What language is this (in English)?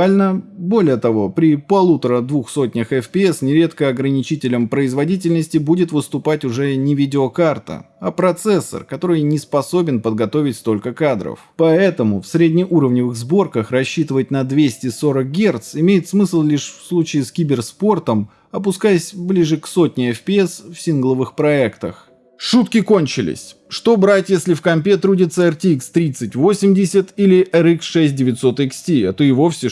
Russian